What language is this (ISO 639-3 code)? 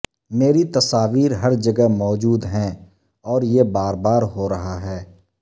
urd